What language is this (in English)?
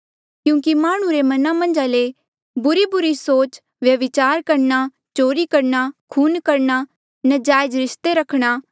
Mandeali